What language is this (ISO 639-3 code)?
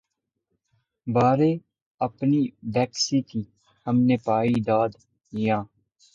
urd